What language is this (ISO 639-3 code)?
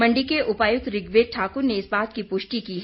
hin